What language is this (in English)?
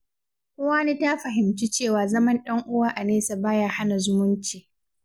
Hausa